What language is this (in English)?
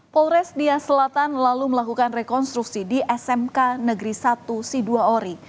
Indonesian